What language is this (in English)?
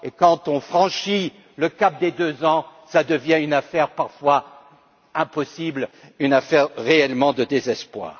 French